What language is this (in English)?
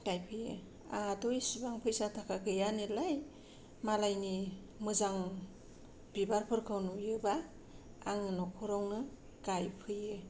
Bodo